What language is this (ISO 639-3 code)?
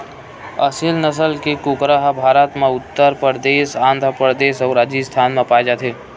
hne